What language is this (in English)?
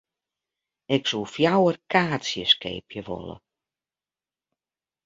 Western Frisian